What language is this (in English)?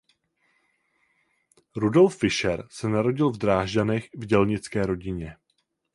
Czech